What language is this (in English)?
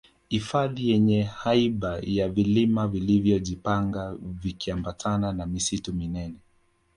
Swahili